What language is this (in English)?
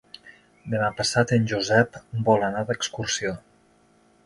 Catalan